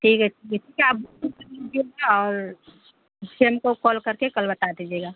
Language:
Urdu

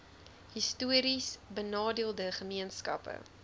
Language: Afrikaans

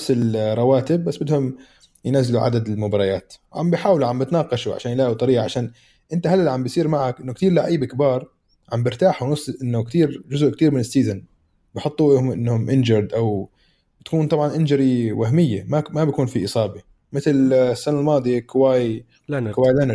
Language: Arabic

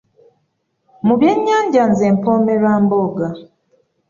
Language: Ganda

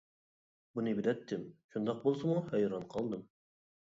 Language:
Uyghur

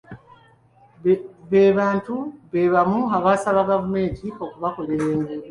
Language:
Ganda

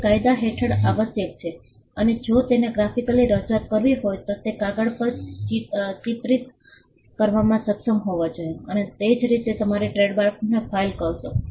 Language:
Gujarati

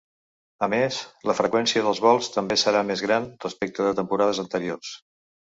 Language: Catalan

